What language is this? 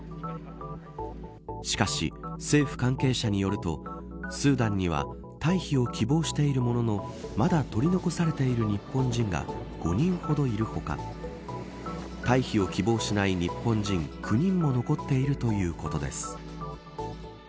Japanese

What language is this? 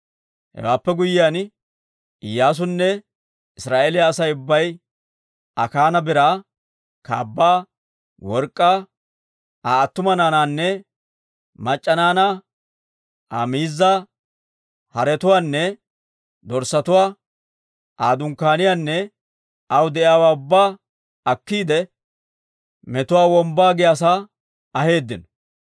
Dawro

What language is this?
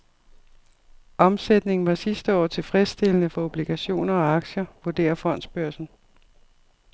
Danish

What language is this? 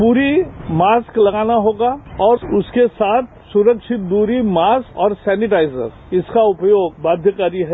Hindi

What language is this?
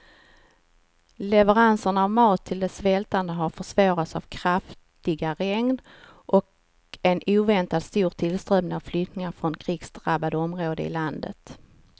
Swedish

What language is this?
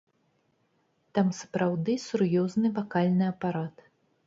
Belarusian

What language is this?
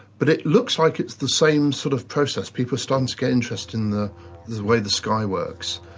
English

